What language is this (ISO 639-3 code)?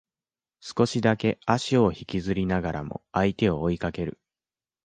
jpn